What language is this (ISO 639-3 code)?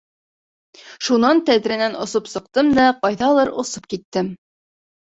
bak